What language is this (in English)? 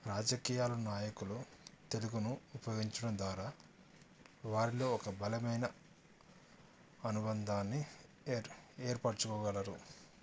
Telugu